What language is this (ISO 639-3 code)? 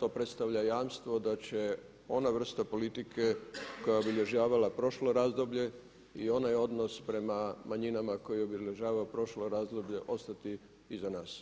hrv